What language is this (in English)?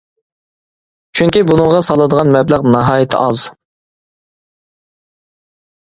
Uyghur